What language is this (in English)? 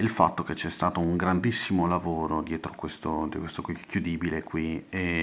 Italian